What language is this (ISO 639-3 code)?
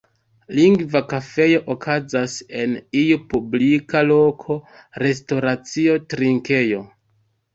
epo